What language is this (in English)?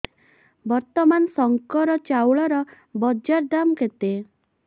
Odia